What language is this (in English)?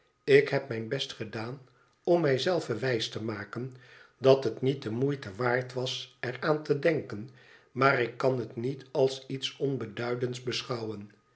Dutch